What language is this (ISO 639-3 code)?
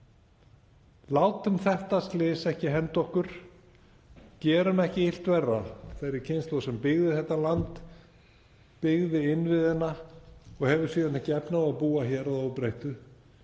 isl